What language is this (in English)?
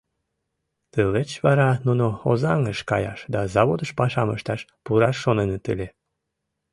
Mari